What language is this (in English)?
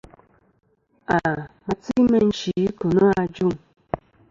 Kom